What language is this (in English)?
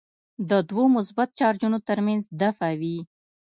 Pashto